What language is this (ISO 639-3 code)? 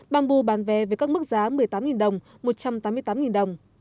vie